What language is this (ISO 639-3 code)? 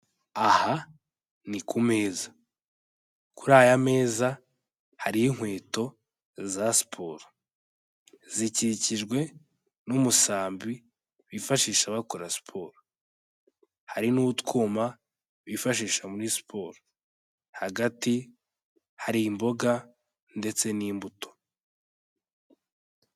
kin